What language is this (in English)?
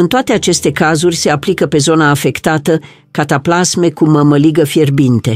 Romanian